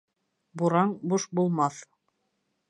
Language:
Bashkir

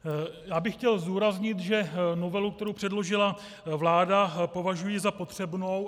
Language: Czech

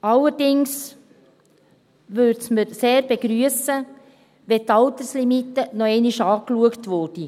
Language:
Swiss German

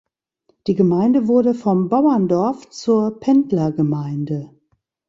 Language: German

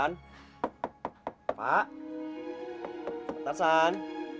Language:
Indonesian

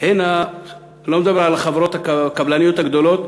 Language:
Hebrew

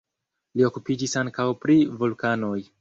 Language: Esperanto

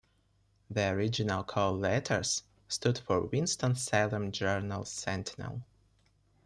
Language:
English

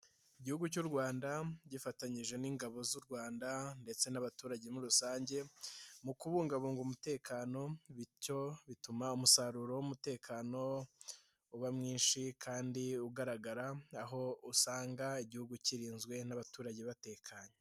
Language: Kinyarwanda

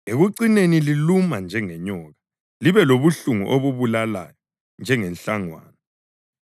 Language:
North Ndebele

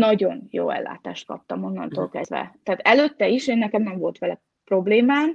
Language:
Hungarian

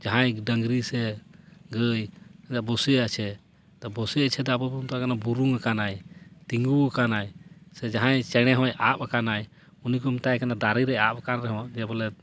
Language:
Santali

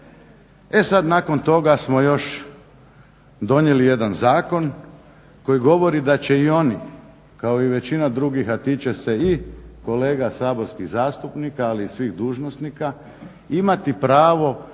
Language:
Croatian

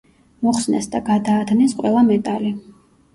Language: Georgian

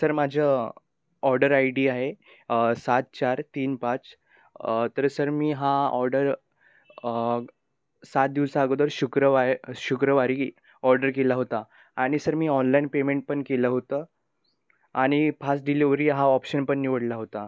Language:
Marathi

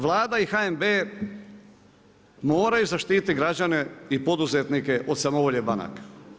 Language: Croatian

